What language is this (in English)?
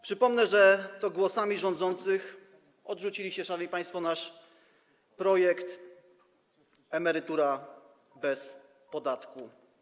Polish